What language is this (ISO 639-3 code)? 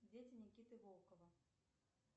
rus